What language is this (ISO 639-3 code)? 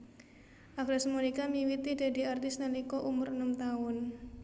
jav